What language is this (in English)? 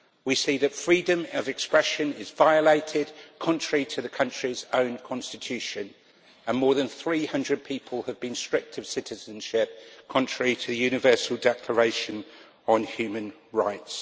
English